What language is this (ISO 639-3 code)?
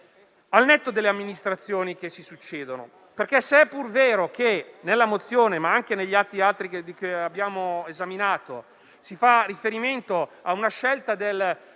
ita